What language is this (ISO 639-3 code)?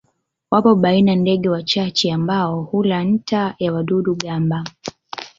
swa